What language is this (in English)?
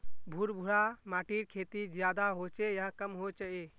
Magahi